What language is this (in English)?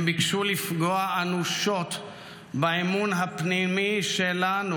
Hebrew